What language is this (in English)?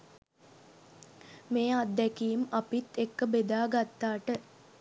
Sinhala